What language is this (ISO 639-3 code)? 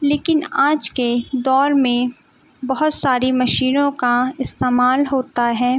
urd